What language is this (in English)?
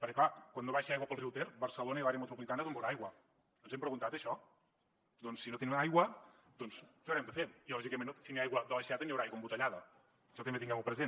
Catalan